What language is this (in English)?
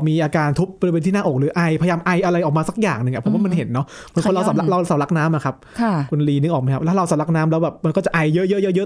Thai